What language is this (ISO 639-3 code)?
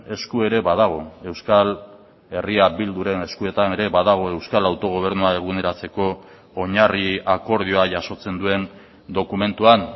eus